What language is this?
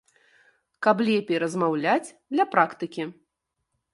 Belarusian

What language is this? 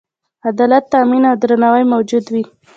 Pashto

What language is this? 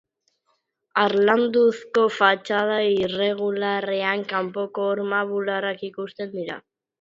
Basque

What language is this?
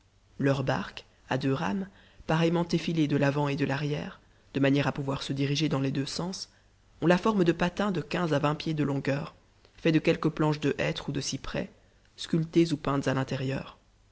French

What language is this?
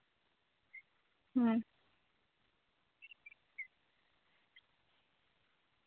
Santali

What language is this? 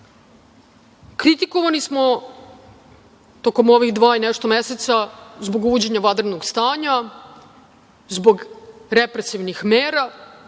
Serbian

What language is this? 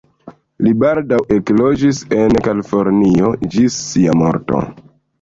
Esperanto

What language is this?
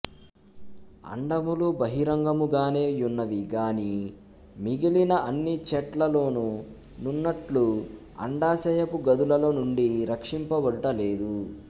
Telugu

